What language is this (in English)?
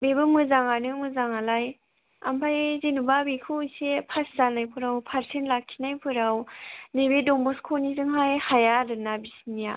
Bodo